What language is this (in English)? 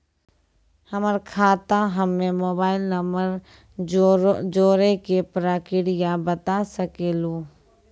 Maithili